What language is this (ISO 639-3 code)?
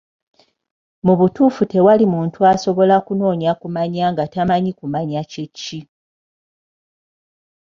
lug